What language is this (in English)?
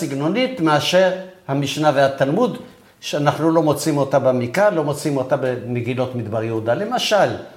Hebrew